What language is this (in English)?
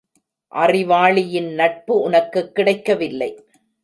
Tamil